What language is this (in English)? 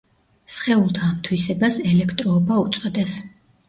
Georgian